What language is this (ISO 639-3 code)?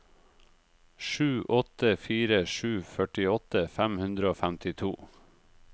nor